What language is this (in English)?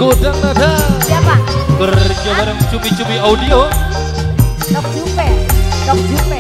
Indonesian